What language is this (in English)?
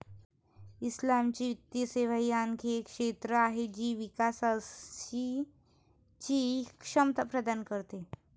Marathi